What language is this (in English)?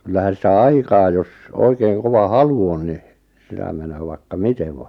Finnish